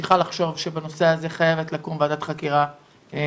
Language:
Hebrew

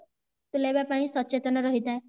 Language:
Odia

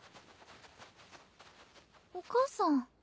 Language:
Japanese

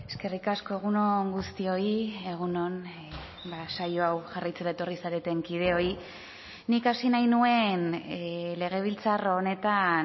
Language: Basque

